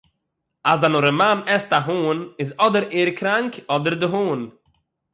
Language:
Yiddish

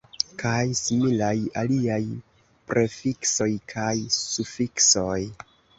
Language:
Esperanto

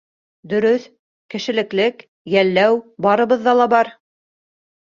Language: Bashkir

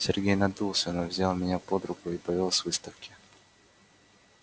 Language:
Russian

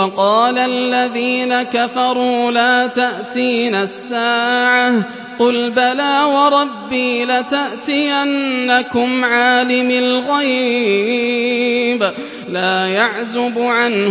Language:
Arabic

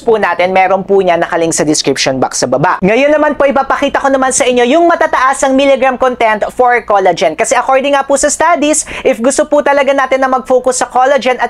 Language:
Filipino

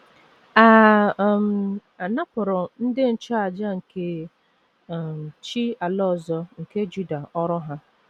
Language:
Igbo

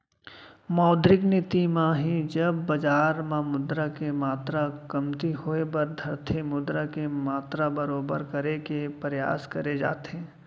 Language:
Chhattisgarhi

